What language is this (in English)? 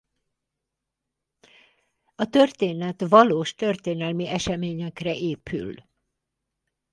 Hungarian